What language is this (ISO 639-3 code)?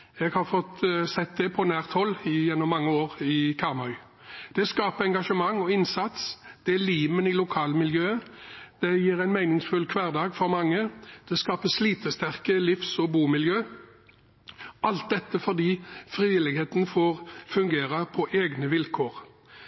nob